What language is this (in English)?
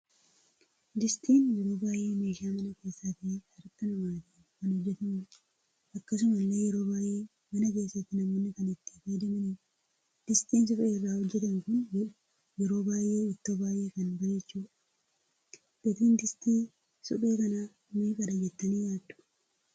Oromo